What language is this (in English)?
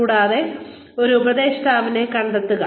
Malayalam